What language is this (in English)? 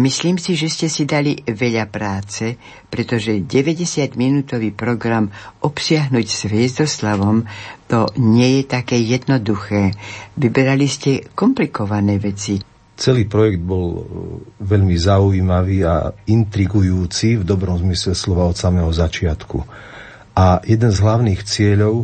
Slovak